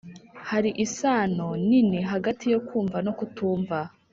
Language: Kinyarwanda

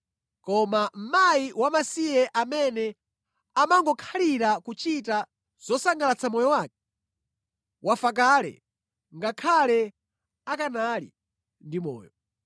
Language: Nyanja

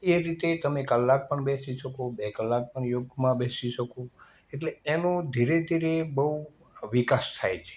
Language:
Gujarati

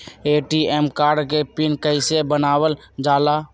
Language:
Magahi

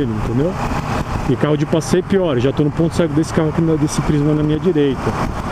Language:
Portuguese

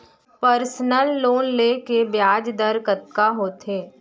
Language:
Chhattisgarhi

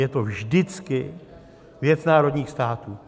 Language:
Czech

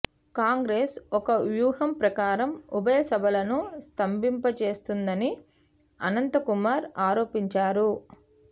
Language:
Telugu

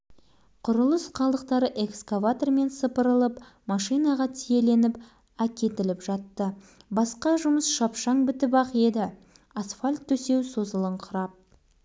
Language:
Kazakh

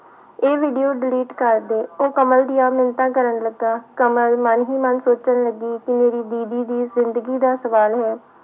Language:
Punjabi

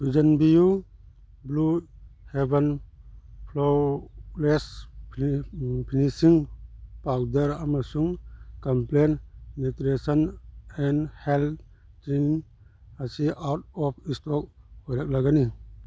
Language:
Manipuri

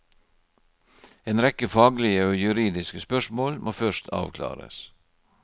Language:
Norwegian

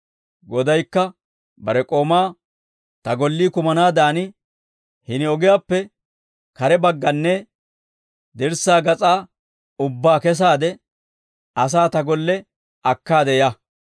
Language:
Dawro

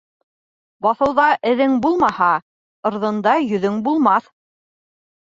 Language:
Bashkir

